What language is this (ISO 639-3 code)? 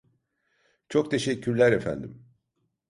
tur